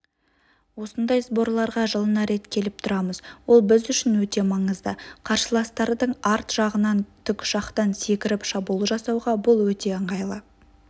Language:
Kazakh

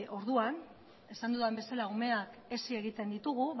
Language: Basque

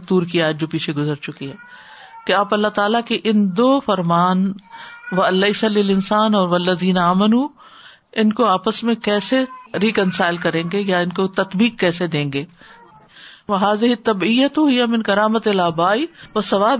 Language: Urdu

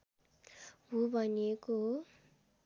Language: Nepali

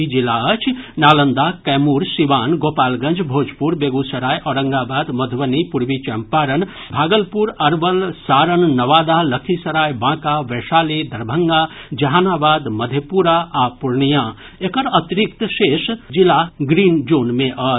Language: Maithili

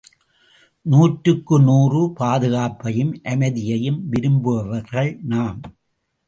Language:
Tamil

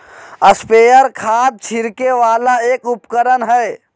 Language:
Magahi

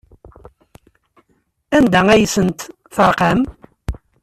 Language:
Kabyle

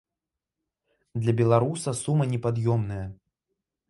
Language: Belarusian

